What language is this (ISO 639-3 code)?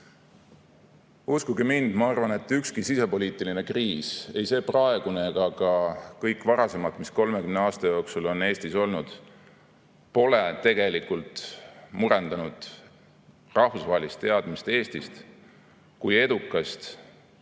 est